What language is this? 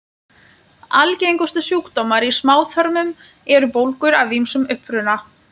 Icelandic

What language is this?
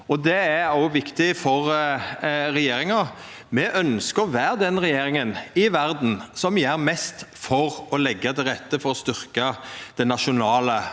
Norwegian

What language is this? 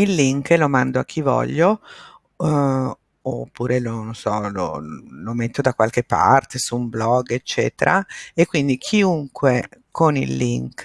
Italian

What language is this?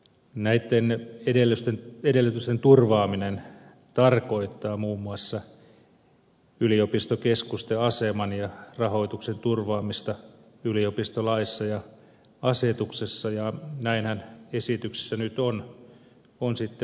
Finnish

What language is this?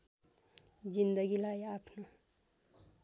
Nepali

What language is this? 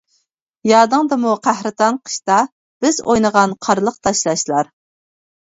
Uyghur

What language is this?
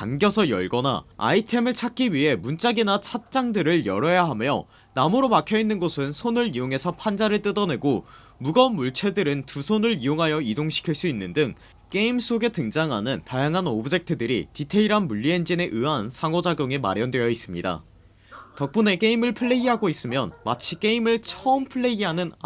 Korean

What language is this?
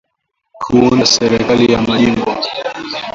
Swahili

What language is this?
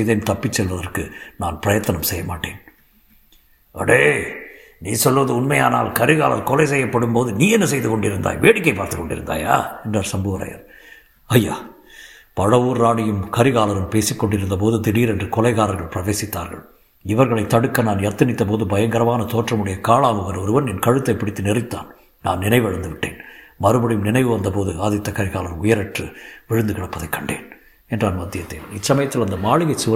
Tamil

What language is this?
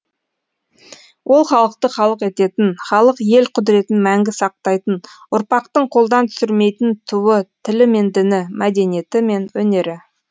Kazakh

